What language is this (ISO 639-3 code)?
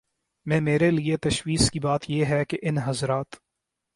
urd